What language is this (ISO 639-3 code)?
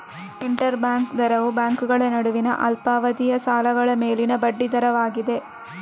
kan